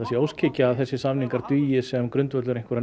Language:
Icelandic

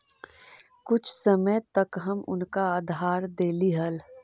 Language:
Magahi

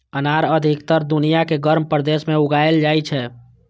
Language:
Maithili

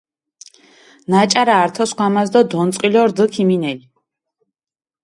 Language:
Mingrelian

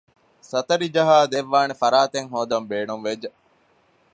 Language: Divehi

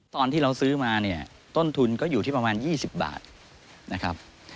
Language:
Thai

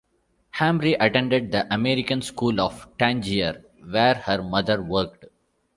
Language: English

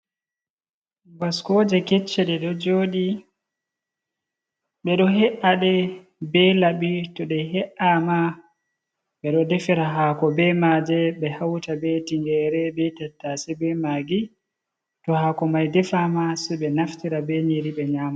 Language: Fula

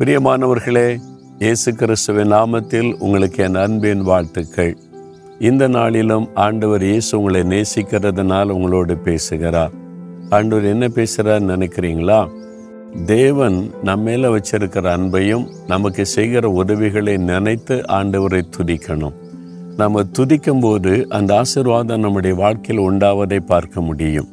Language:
Tamil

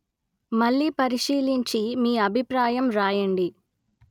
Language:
Telugu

